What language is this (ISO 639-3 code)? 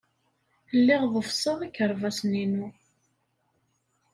kab